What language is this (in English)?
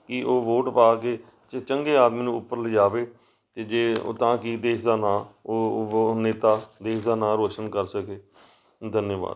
Punjabi